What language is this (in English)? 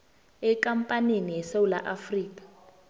South Ndebele